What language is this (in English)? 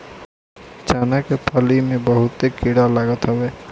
Bhojpuri